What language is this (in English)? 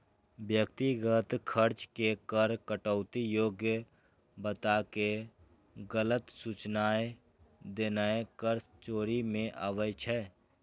Maithili